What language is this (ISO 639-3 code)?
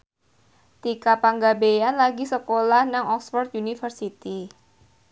jav